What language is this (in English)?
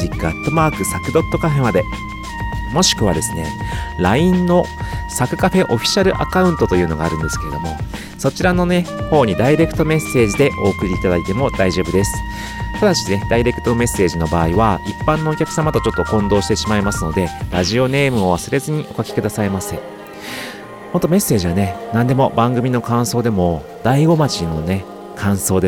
Japanese